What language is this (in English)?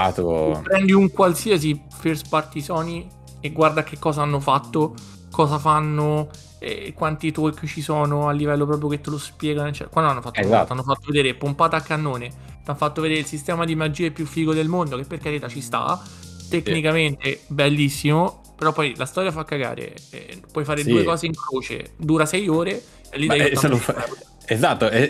Italian